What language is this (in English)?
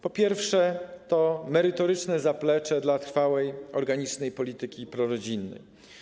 Polish